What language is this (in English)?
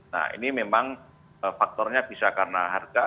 Indonesian